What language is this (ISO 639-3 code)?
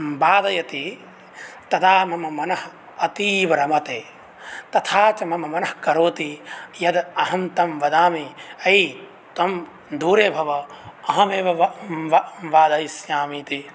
san